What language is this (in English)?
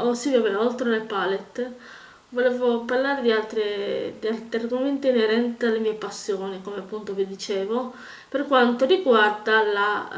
Italian